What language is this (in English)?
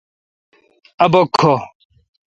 Kalkoti